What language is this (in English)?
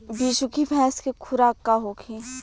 Bhojpuri